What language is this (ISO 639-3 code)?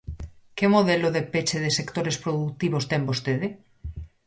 glg